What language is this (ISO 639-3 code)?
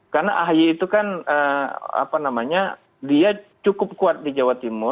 ind